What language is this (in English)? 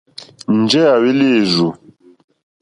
Mokpwe